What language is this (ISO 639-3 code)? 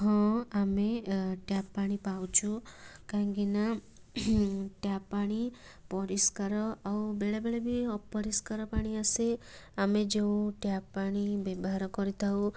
ori